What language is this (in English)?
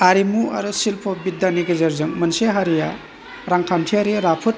Bodo